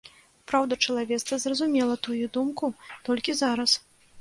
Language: Belarusian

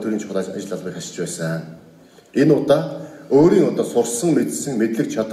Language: Turkish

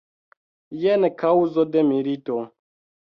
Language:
Esperanto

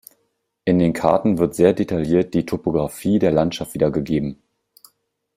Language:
German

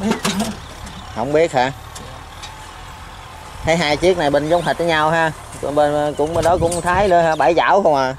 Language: Vietnamese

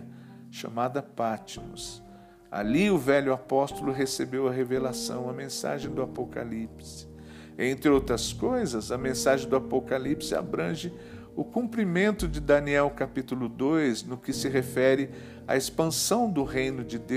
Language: Portuguese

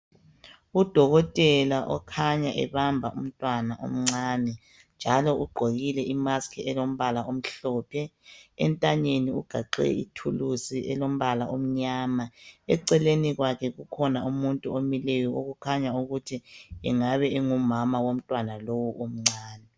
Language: North Ndebele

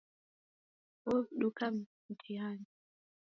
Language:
Taita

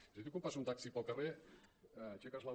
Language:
Catalan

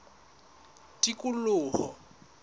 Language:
Southern Sotho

